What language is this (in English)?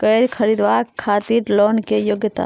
Maithili